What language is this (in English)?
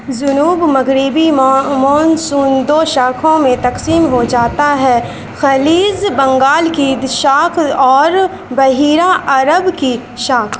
Urdu